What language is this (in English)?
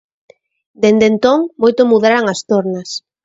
Galician